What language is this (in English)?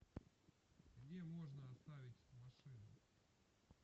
Russian